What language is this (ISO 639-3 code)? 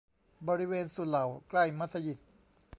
tha